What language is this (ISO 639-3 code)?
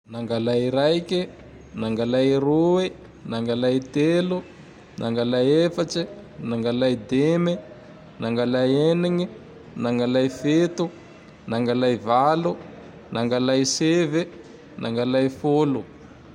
tdx